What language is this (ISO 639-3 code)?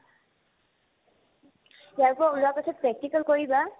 asm